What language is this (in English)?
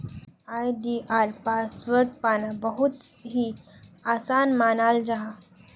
Magahi